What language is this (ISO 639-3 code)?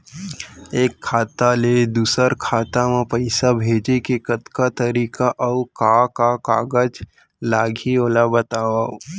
hne